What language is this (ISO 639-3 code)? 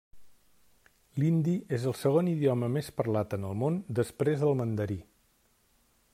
cat